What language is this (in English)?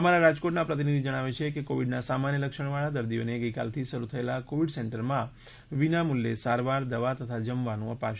Gujarati